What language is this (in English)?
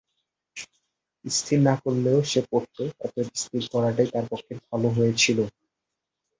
Bangla